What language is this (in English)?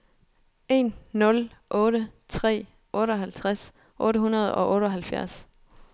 Danish